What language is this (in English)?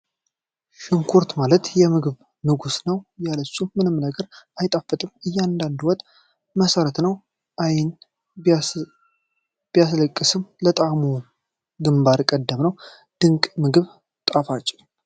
Amharic